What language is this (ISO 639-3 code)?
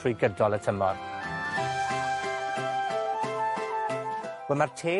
cym